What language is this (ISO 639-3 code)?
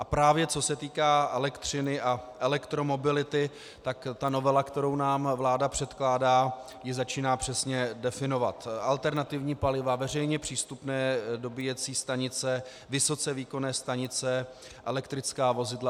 ces